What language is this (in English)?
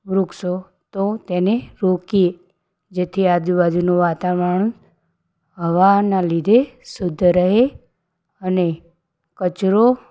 Gujarati